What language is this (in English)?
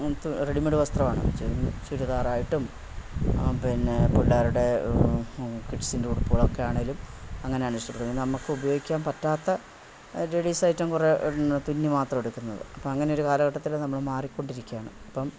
Malayalam